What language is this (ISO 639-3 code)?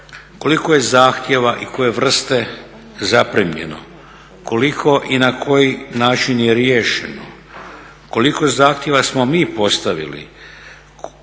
hrv